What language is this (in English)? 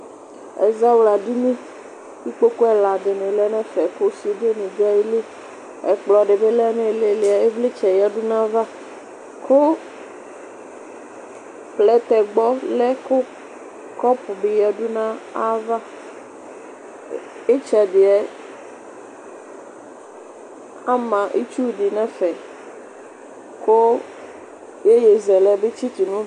Ikposo